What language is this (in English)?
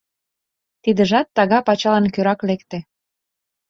Mari